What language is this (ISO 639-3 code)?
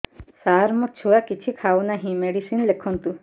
ori